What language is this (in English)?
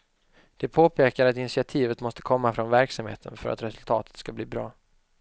Swedish